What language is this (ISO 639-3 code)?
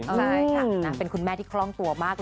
tha